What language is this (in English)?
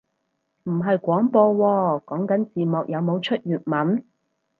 Cantonese